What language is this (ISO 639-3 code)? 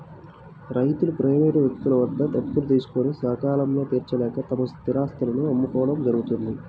tel